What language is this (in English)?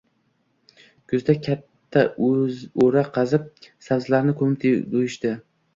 Uzbek